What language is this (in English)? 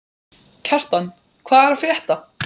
Icelandic